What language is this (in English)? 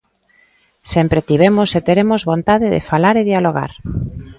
Galician